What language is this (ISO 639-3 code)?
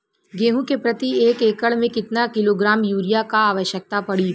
bho